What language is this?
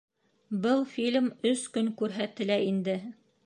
Bashkir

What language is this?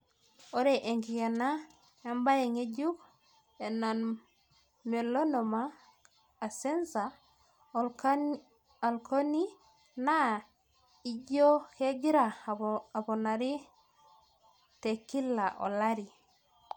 Masai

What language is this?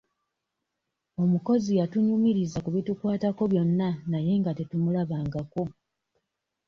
Ganda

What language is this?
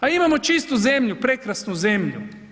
Croatian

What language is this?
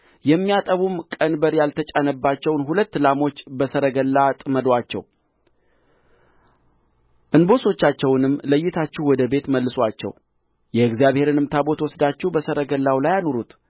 Amharic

